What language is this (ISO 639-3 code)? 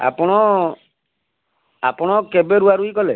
ori